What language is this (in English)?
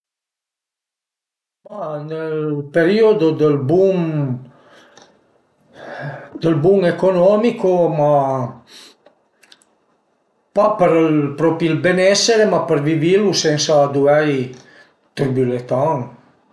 Piedmontese